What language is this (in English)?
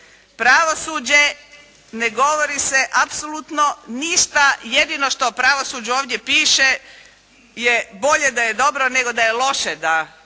Croatian